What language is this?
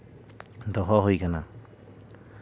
Santali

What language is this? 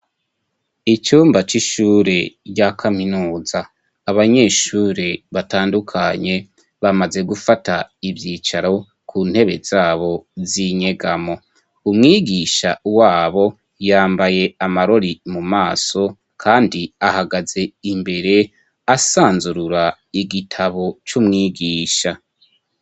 Rundi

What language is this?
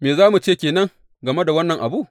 Hausa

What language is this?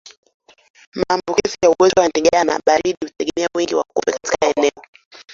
Swahili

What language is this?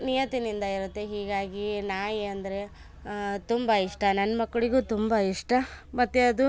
Kannada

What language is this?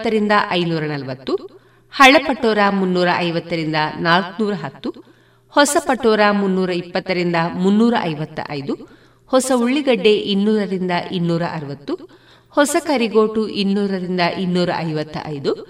Kannada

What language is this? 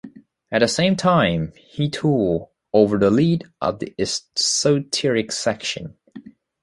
English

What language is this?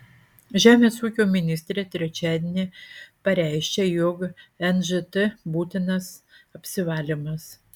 Lithuanian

